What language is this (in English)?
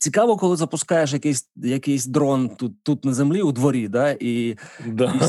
Ukrainian